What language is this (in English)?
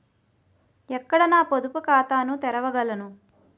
Telugu